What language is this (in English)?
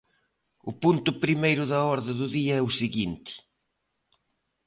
Galician